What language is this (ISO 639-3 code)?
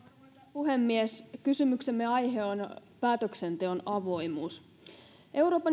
fin